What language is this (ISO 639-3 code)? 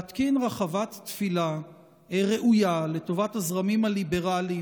heb